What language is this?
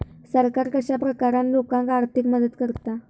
Marathi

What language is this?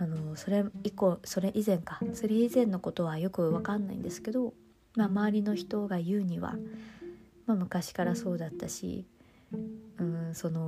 Japanese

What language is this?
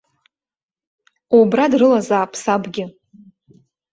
Abkhazian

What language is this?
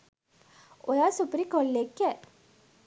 Sinhala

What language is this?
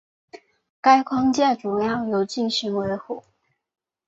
Chinese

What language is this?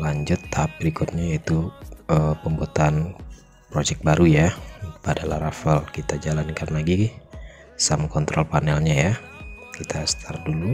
Indonesian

